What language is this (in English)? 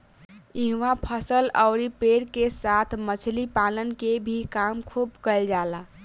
Bhojpuri